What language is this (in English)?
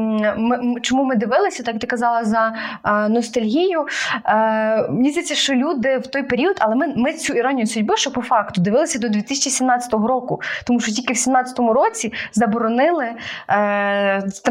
Ukrainian